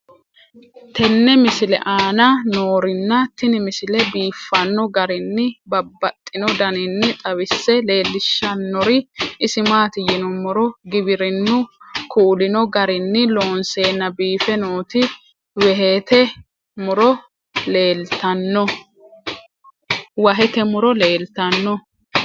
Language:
Sidamo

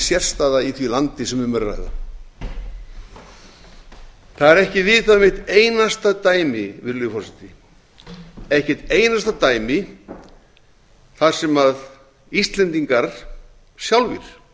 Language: Icelandic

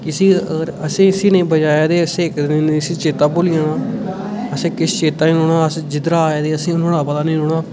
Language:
Dogri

